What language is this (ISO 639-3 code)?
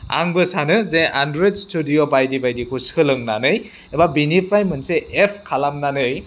brx